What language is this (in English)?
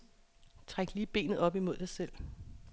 Danish